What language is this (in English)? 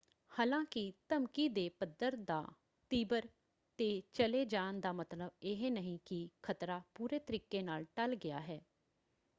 Punjabi